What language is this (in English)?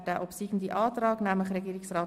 Swiss German